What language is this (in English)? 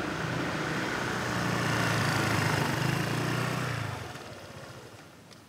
Vietnamese